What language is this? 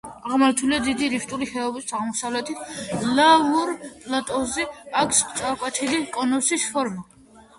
Georgian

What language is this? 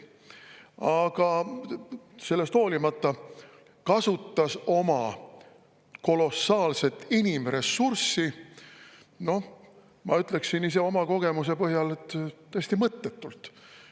Estonian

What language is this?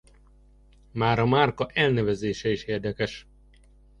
Hungarian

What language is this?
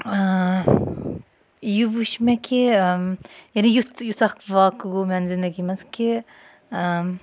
Kashmiri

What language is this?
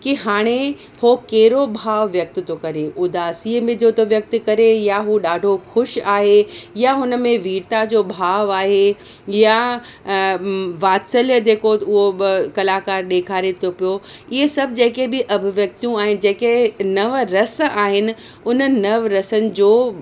Sindhi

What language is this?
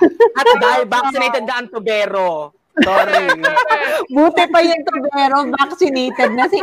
Filipino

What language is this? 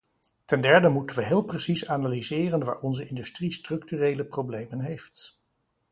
Dutch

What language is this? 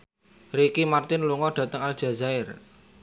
Javanese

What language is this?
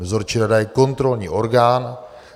Czech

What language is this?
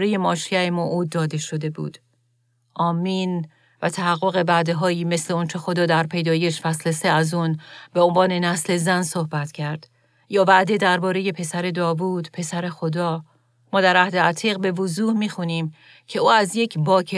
Persian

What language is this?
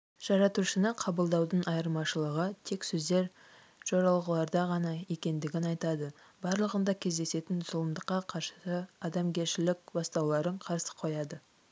Kazakh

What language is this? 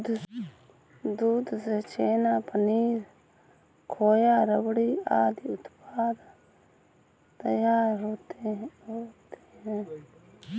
Hindi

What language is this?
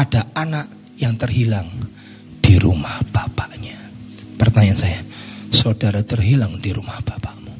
Indonesian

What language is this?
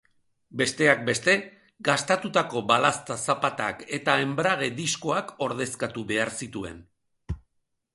Basque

